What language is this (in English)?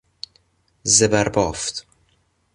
Persian